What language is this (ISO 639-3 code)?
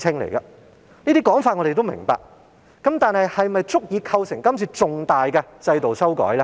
yue